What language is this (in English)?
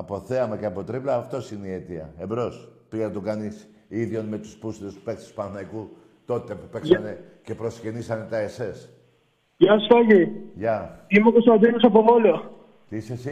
Greek